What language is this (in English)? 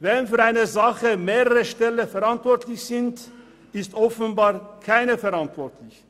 Swiss German